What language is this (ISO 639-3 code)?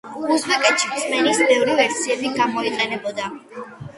kat